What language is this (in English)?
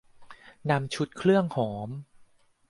Thai